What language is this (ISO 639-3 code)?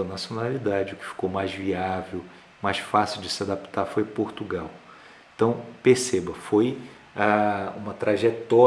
por